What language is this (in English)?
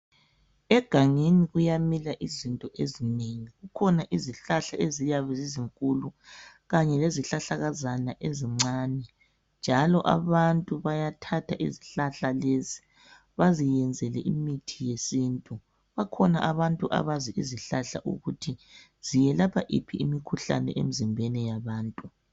North Ndebele